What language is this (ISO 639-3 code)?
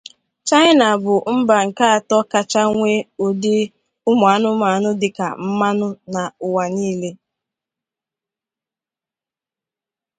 ibo